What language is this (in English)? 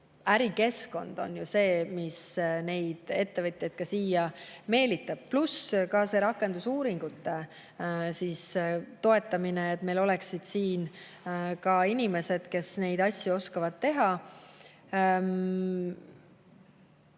Estonian